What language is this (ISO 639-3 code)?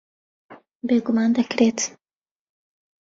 ckb